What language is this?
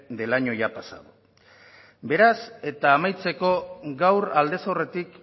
Basque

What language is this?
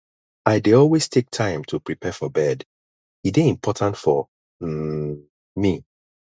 Nigerian Pidgin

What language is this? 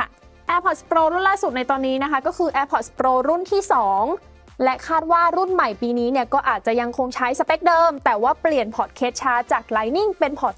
Thai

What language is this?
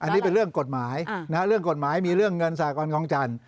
Thai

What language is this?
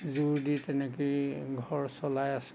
Assamese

